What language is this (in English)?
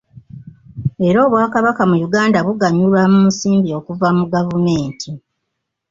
Ganda